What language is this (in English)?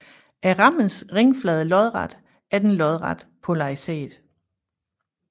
Danish